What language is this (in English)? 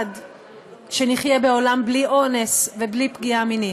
Hebrew